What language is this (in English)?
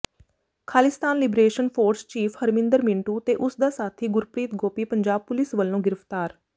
Punjabi